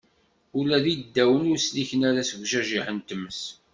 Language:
Kabyle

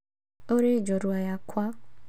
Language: Kikuyu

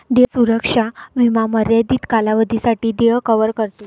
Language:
Marathi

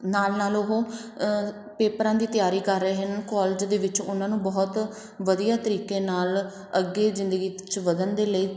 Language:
Punjabi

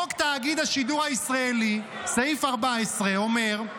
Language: Hebrew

